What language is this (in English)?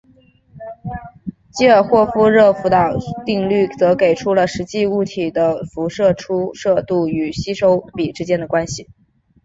Chinese